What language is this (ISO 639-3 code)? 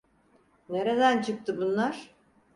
tur